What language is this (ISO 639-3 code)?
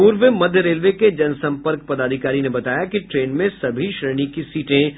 hin